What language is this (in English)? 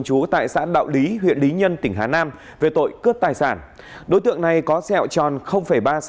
Vietnamese